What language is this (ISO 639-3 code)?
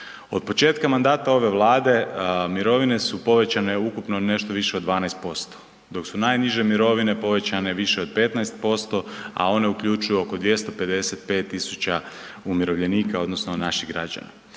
hrv